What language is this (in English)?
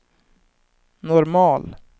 Swedish